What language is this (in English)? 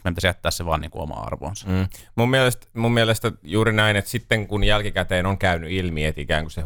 Finnish